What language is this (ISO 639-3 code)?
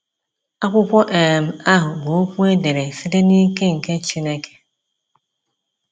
ibo